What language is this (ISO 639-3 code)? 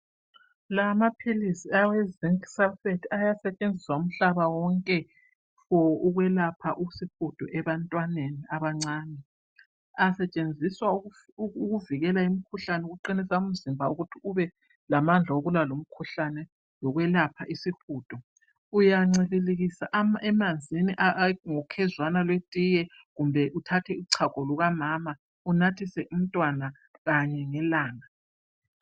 nde